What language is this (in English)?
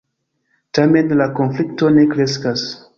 Esperanto